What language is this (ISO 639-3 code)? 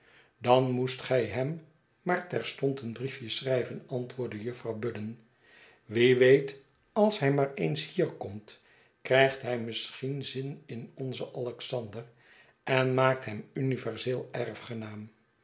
nld